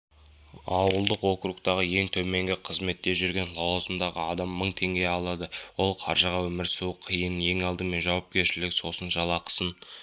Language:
Kazakh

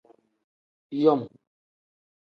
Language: Tem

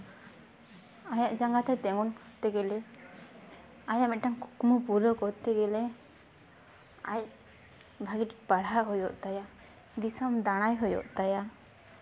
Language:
Santali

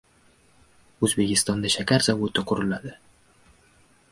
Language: Uzbek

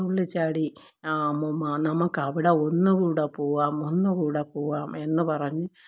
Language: Malayalam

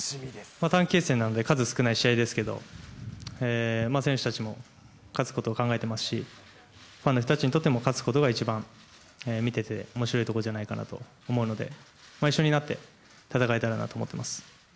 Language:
Japanese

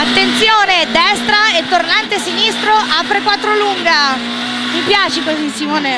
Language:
Italian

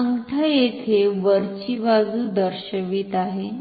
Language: Marathi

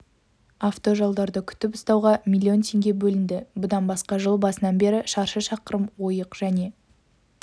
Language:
Kazakh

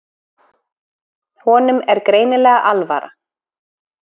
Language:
Icelandic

